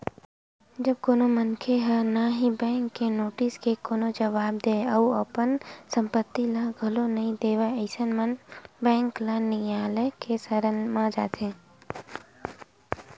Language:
Chhattisgarhi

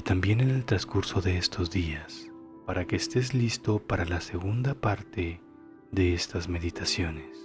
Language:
Spanish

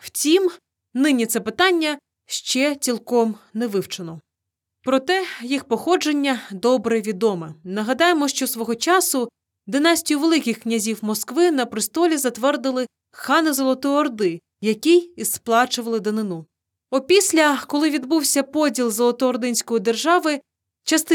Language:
Ukrainian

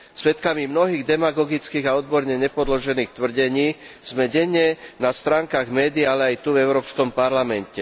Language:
Slovak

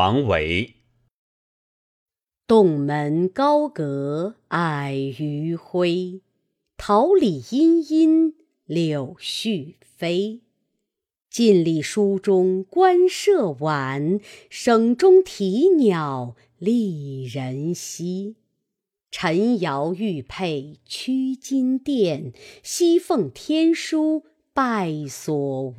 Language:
Chinese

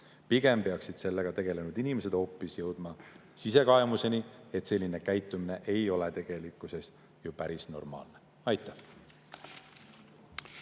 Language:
Estonian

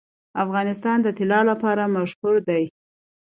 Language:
Pashto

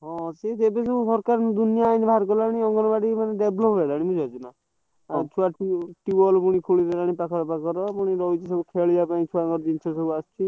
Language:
Odia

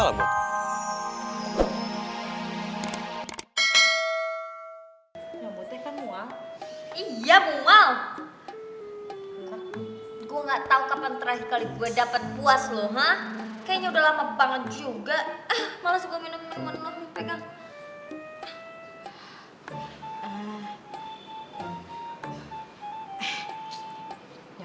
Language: Indonesian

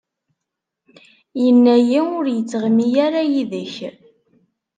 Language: Kabyle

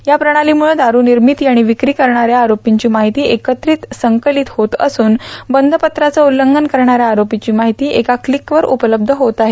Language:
Marathi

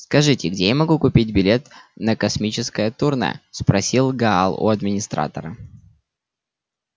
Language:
Russian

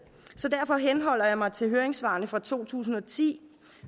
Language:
Danish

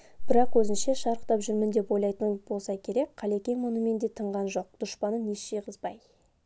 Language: Kazakh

